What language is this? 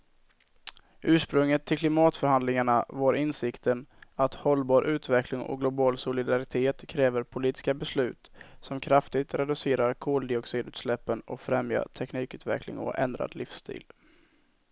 Swedish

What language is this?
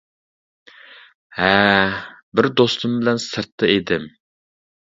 Uyghur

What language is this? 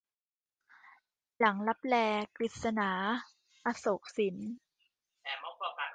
Thai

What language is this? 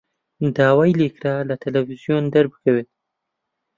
Central Kurdish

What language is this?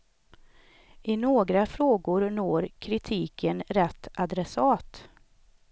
Swedish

